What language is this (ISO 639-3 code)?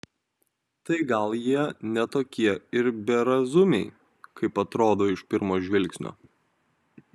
lit